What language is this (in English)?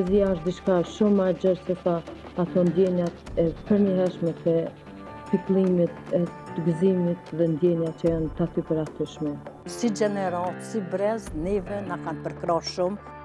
Romanian